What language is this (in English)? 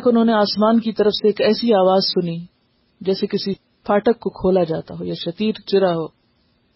Urdu